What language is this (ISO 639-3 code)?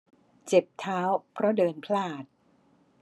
tha